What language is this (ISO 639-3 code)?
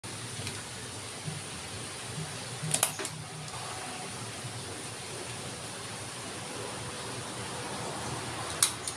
ind